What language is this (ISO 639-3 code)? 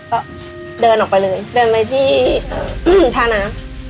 tha